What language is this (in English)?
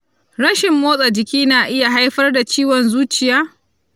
Hausa